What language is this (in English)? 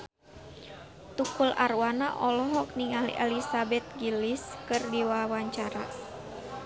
Sundanese